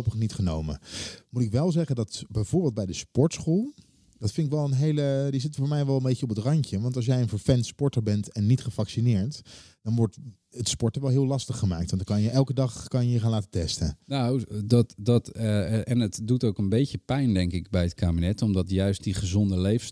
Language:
Dutch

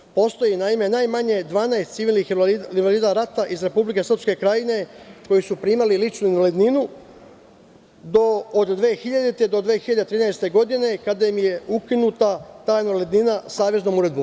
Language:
Serbian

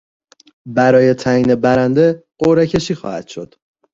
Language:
Persian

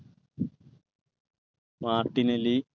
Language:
Malayalam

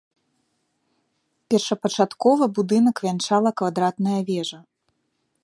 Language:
Belarusian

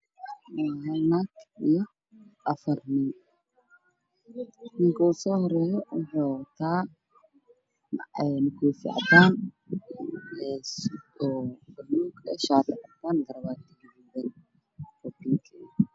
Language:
Somali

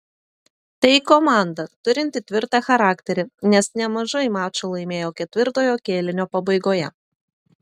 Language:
Lithuanian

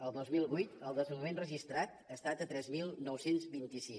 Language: Catalan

